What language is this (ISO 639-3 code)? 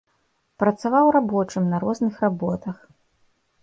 bel